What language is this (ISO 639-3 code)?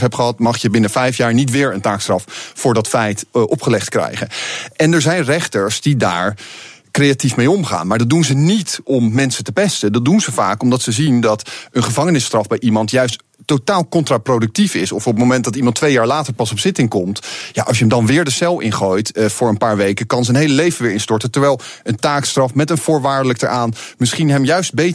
nld